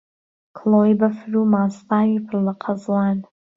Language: Central Kurdish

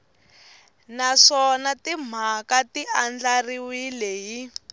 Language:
Tsonga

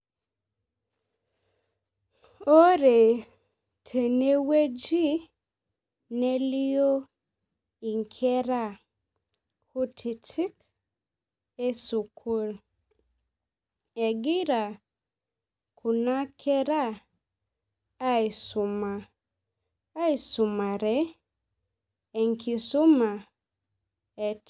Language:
Masai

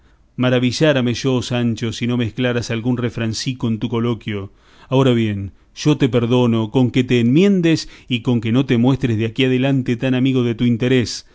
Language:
Spanish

